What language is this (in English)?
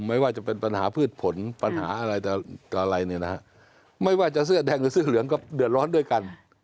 Thai